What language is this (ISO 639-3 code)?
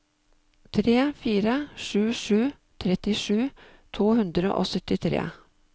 nor